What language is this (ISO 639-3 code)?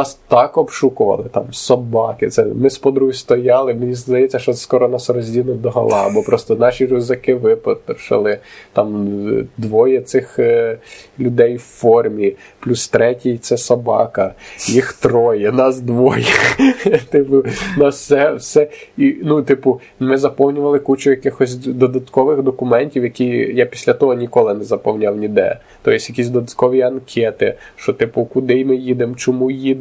ukr